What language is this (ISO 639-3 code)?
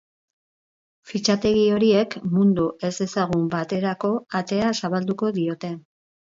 eus